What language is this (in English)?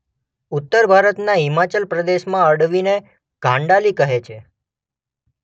Gujarati